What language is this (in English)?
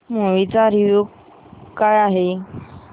Marathi